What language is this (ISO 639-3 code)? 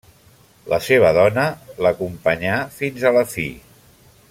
cat